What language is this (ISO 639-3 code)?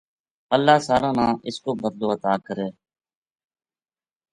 gju